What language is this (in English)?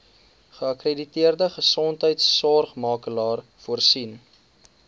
Afrikaans